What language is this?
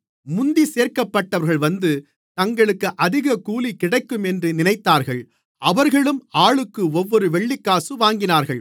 Tamil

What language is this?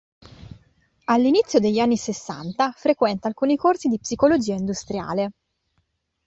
Italian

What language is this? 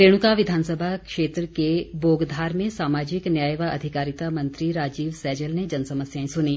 Hindi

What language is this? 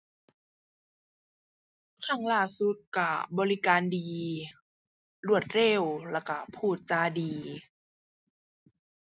Thai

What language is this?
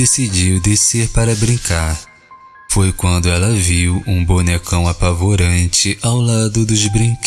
Portuguese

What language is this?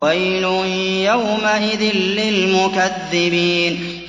Arabic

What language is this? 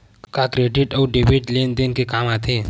Chhattisgarhi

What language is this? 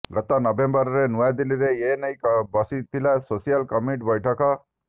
Odia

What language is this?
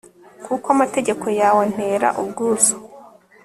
Kinyarwanda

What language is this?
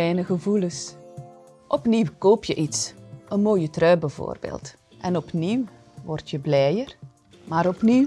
Dutch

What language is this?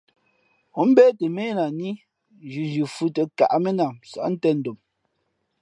Fe'fe'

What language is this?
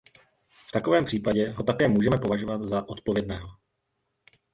Czech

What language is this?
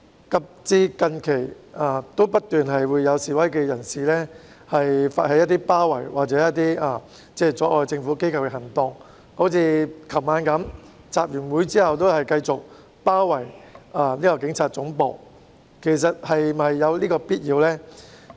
Cantonese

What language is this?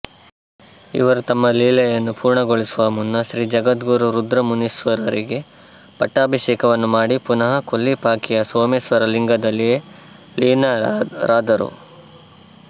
Kannada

